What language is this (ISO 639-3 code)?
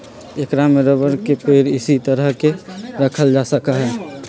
mag